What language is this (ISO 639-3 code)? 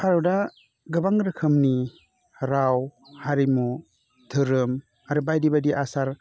brx